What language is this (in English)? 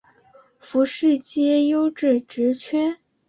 Chinese